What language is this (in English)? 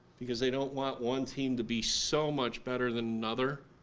English